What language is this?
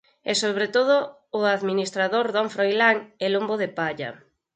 Galician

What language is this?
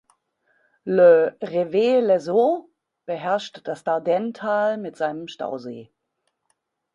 German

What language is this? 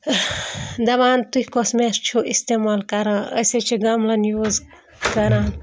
Kashmiri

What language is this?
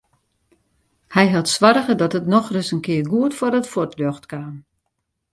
Western Frisian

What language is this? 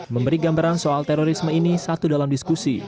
Indonesian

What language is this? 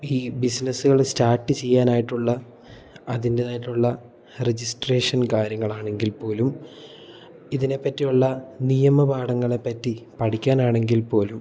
Malayalam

